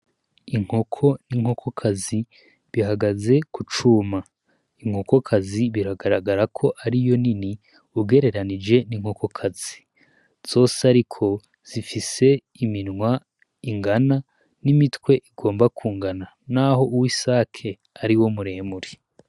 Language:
Rundi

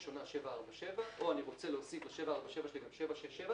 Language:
Hebrew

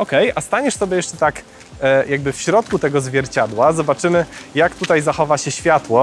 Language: Polish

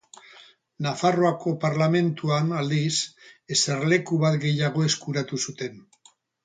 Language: Basque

